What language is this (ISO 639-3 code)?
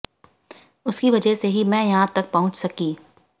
hin